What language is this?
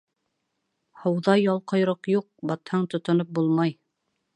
Bashkir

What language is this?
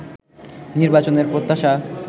Bangla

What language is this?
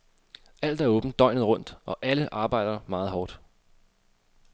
Danish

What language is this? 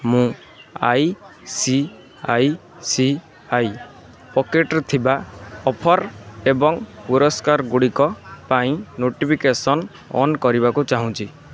Odia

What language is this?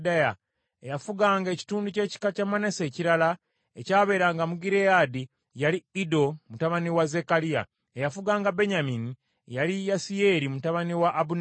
Ganda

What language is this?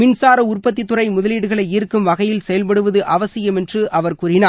Tamil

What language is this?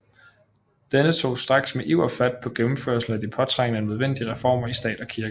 Danish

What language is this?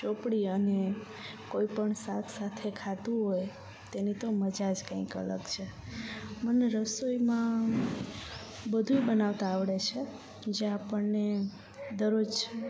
Gujarati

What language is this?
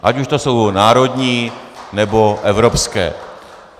Czech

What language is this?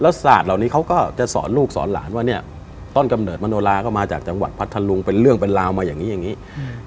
Thai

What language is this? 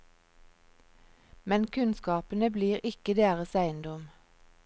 Norwegian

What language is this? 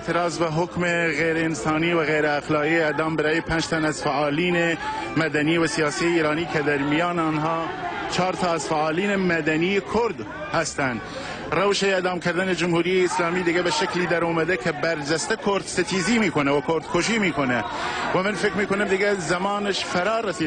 Persian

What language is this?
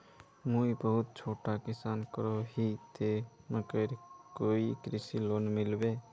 Magahi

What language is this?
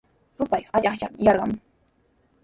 Sihuas Ancash Quechua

